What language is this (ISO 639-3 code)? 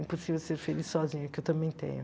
por